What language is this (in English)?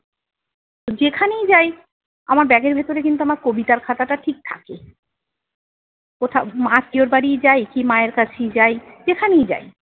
Bangla